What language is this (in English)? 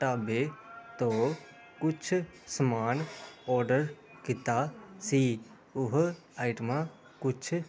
Punjabi